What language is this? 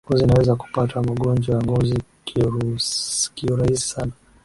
Swahili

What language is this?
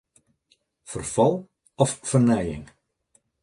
Western Frisian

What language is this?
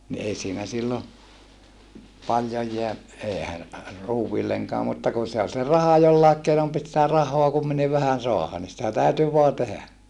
Finnish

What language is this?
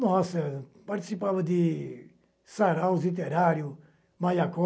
Portuguese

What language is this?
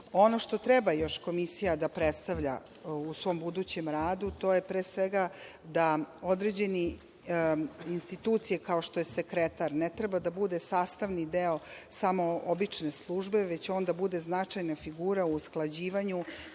Serbian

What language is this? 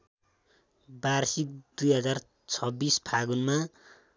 Nepali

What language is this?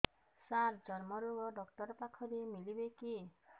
Odia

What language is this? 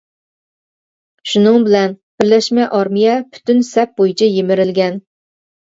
Uyghur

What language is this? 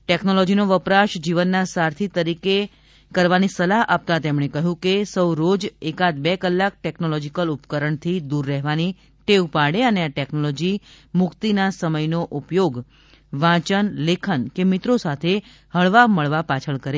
Gujarati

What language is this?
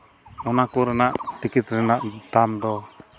Santali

